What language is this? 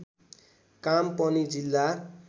Nepali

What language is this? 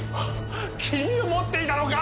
Japanese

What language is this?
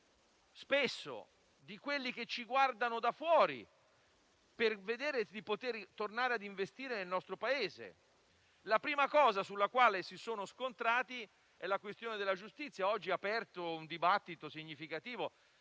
Italian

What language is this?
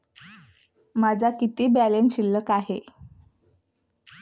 Marathi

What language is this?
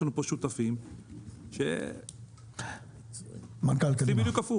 Hebrew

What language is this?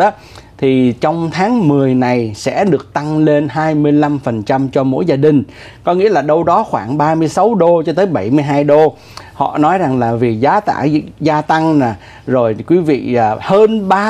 Vietnamese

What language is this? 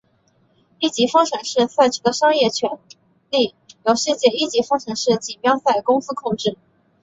Chinese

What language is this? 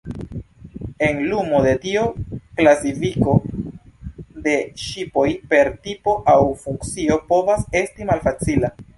Esperanto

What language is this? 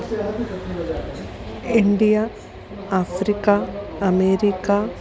Sanskrit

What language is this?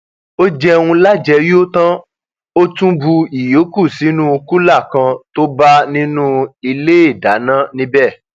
Yoruba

